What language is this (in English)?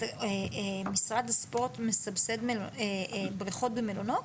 Hebrew